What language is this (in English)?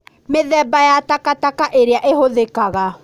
Kikuyu